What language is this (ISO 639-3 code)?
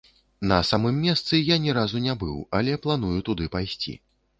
bel